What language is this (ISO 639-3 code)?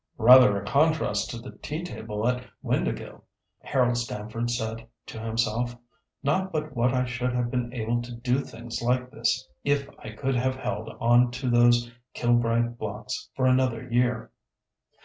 eng